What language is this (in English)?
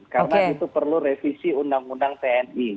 Indonesian